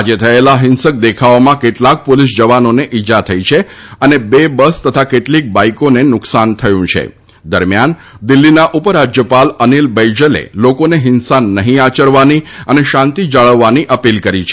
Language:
Gujarati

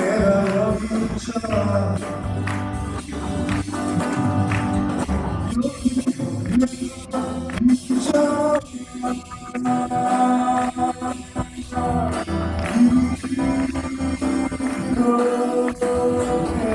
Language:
English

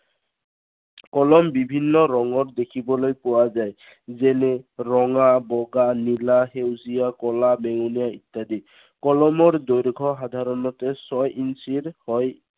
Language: Assamese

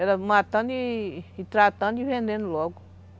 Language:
Portuguese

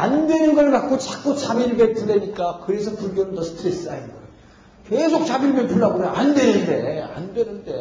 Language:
Korean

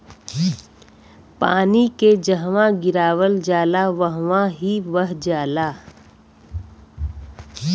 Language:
Bhojpuri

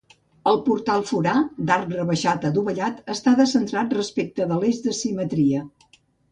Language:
Catalan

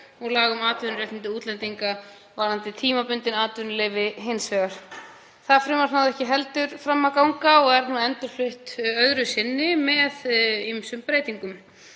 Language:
Icelandic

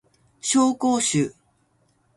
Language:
Japanese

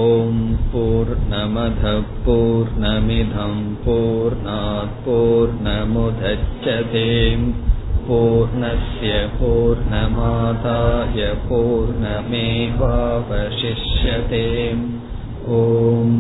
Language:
Tamil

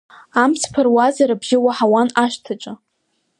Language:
Abkhazian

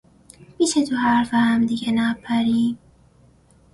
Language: Persian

